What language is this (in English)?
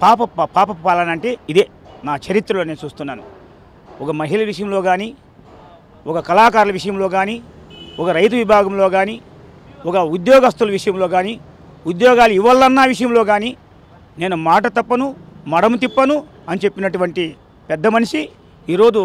Telugu